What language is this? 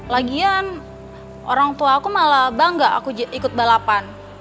Indonesian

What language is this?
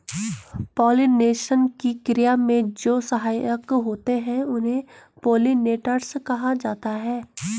Hindi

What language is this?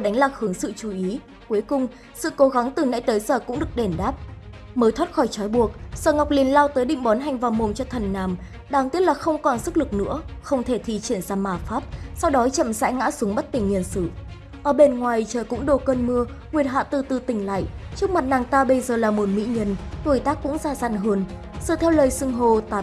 Vietnamese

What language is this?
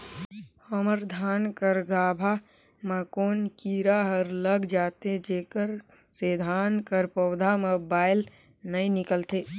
Chhattisgarhi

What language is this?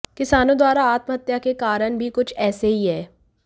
Hindi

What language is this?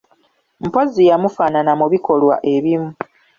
Ganda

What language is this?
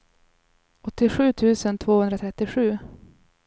Swedish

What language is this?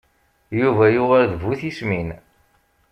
Kabyle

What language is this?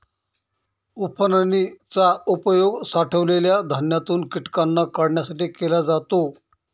Marathi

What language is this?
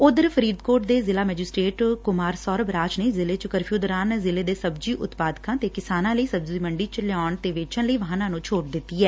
Punjabi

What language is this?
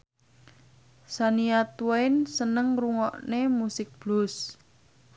Javanese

